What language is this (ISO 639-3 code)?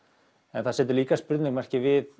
isl